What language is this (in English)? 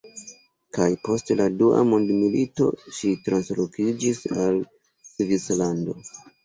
Esperanto